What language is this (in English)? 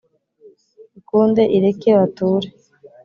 Kinyarwanda